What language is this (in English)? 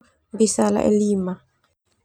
Termanu